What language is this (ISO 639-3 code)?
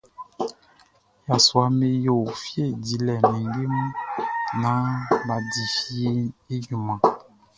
bci